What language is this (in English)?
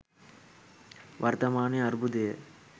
Sinhala